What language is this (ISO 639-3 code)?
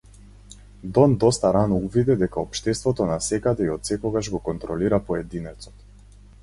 mkd